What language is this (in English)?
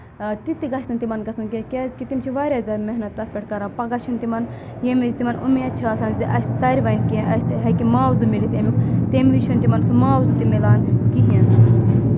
Kashmiri